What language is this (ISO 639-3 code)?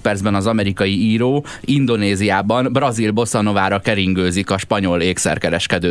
hun